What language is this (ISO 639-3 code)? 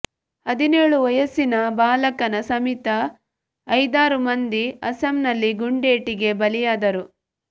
kan